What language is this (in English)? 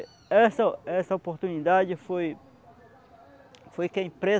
Portuguese